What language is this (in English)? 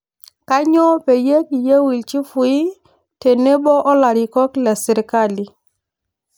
Masai